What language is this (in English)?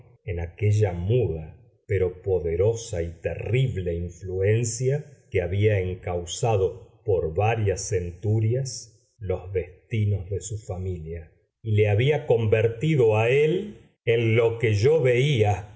Spanish